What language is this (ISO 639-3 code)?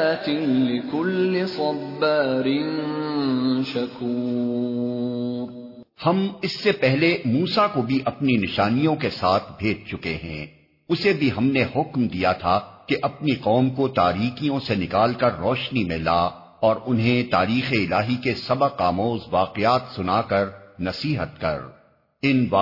urd